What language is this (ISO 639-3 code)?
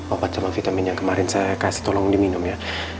ind